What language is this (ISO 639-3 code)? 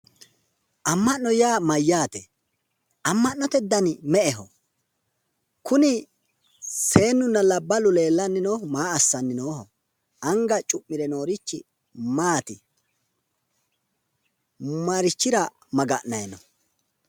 sid